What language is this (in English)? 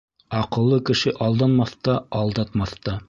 Bashkir